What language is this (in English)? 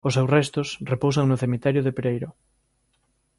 Galician